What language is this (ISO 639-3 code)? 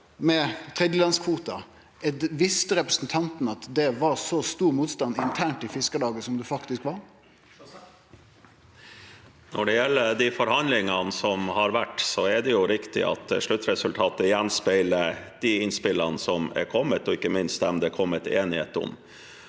nor